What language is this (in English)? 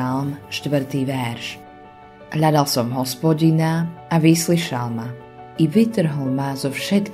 Slovak